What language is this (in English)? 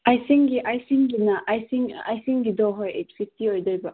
Manipuri